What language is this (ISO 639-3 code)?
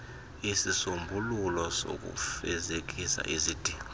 xho